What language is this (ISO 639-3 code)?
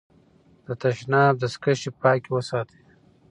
pus